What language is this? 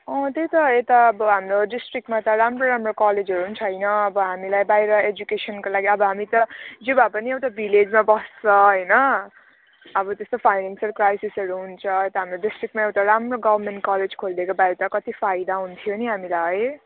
Nepali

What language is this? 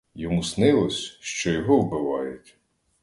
Ukrainian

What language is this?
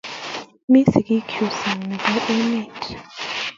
Kalenjin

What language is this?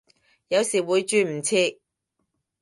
Cantonese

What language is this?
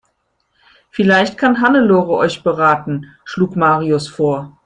German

